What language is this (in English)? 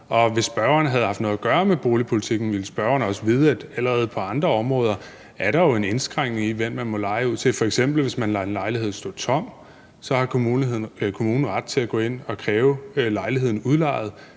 Danish